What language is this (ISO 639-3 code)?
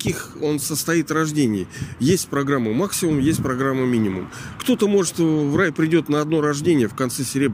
rus